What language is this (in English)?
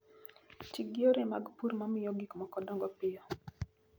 Luo (Kenya and Tanzania)